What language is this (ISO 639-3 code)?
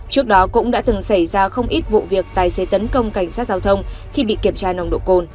vie